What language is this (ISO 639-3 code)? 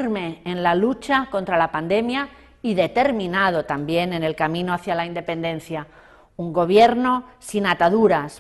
spa